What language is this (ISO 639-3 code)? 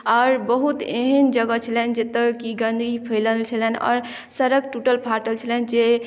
mai